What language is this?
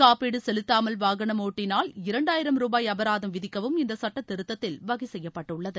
Tamil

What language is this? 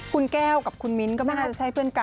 Thai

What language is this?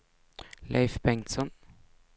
Swedish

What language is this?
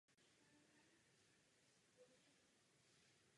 Czech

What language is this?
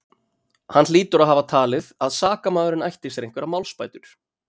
Icelandic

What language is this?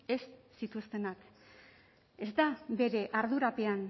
Basque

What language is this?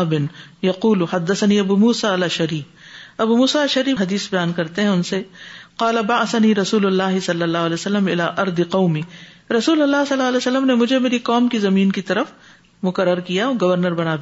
Urdu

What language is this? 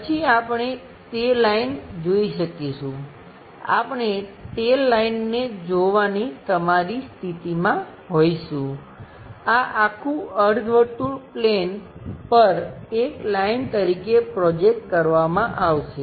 Gujarati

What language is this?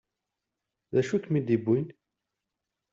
Kabyle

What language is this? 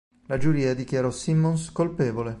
Italian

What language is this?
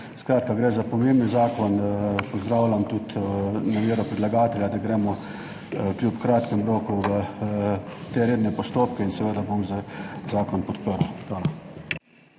Slovenian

